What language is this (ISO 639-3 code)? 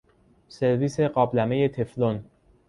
fas